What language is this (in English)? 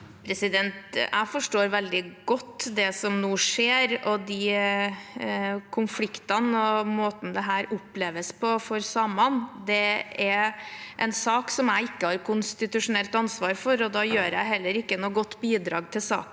Norwegian